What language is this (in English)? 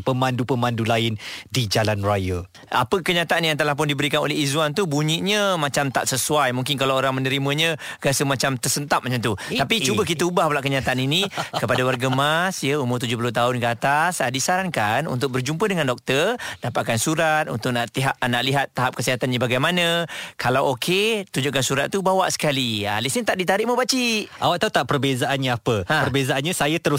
Malay